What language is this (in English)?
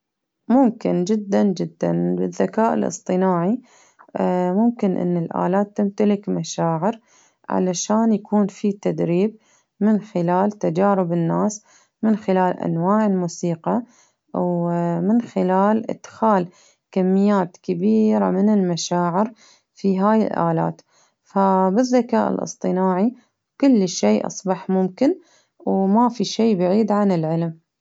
Baharna Arabic